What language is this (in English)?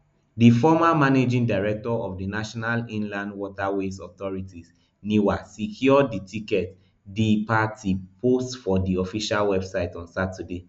Nigerian Pidgin